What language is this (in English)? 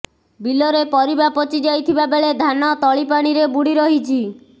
Odia